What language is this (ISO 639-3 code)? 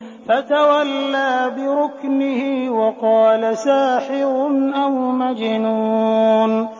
ara